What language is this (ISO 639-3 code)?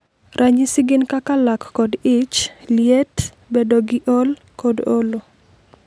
luo